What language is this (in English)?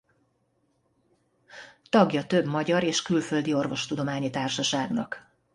Hungarian